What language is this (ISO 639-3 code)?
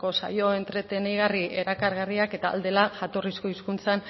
eus